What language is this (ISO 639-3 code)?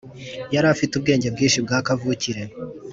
kin